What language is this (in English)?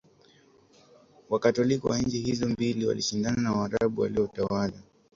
Swahili